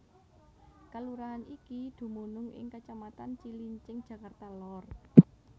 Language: Javanese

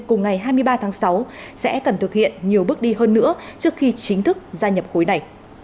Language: Vietnamese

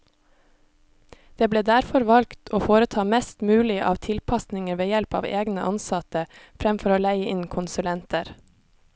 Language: Norwegian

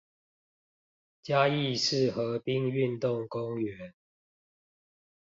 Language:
Chinese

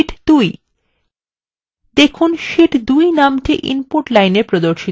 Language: Bangla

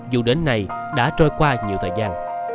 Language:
Vietnamese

